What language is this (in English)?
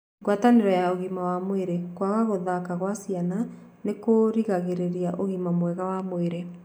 Kikuyu